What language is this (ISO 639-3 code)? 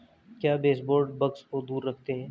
hin